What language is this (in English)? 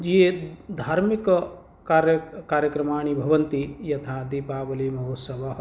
Sanskrit